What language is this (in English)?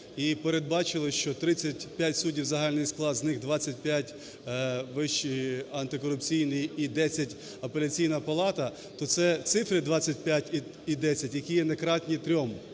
Ukrainian